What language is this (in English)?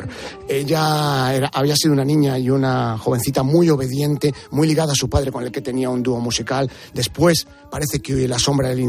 Spanish